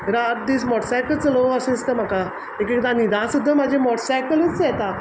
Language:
Konkani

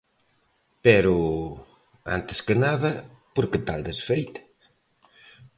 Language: Galician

